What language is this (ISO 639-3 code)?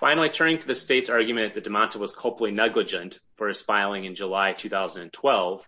eng